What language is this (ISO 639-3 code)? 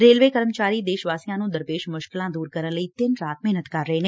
pan